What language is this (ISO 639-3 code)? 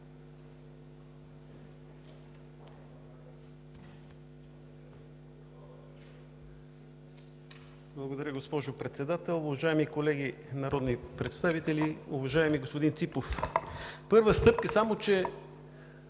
bul